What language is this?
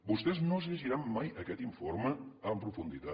Catalan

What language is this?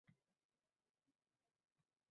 Uzbek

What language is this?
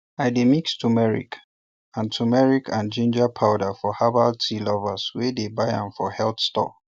Nigerian Pidgin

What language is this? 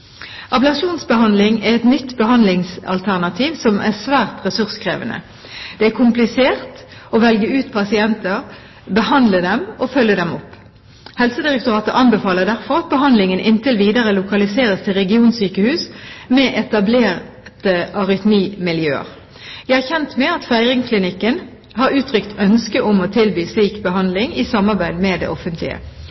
Norwegian Bokmål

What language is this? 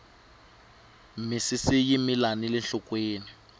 Tsonga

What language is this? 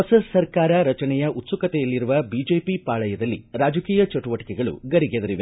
Kannada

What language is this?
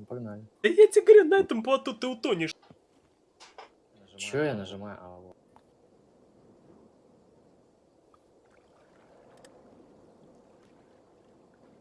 Russian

